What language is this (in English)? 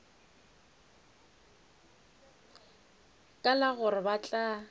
Northern Sotho